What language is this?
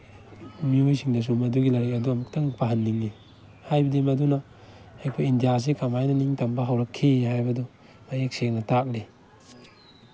Manipuri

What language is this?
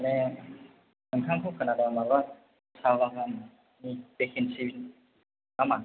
Bodo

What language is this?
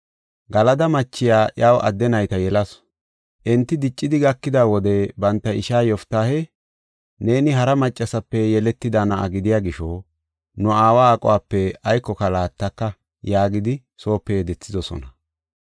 Gofa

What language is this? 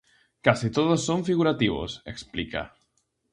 Galician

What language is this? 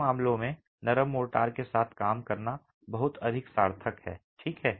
Hindi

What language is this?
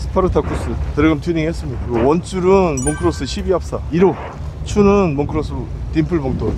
Korean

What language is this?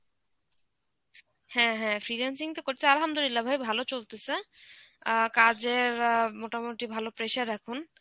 Bangla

